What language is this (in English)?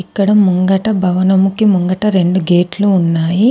Telugu